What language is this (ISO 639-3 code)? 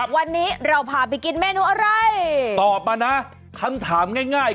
tha